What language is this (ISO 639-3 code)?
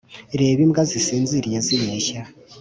kin